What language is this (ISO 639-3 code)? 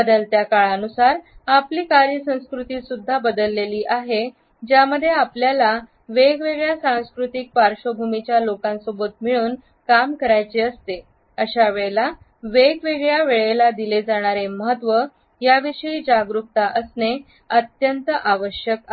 mar